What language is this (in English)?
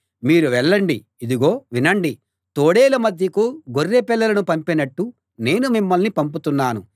Telugu